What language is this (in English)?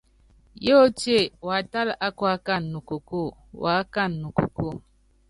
Yangben